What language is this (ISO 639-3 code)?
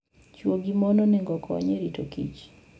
luo